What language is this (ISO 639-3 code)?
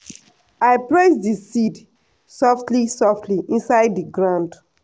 pcm